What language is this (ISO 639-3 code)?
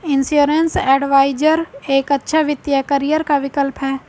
hin